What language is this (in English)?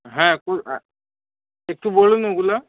Bangla